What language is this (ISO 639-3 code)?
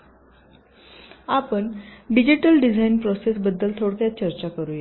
mar